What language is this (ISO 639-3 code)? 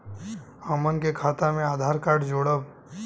bho